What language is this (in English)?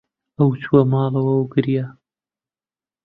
Central Kurdish